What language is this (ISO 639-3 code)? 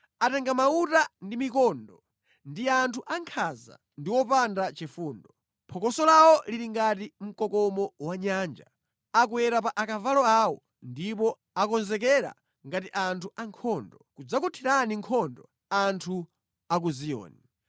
nya